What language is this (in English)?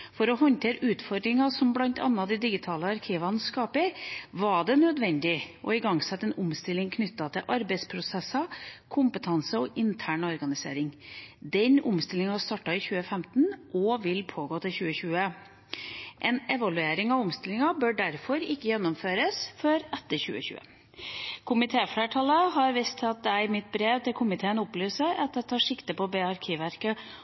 Norwegian Bokmål